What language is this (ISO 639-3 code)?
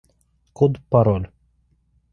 rus